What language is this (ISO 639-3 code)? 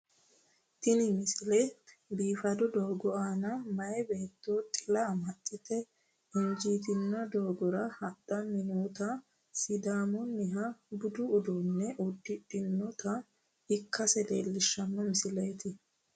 sid